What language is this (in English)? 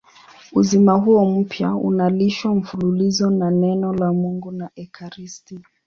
Swahili